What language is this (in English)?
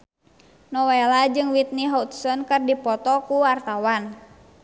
Sundanese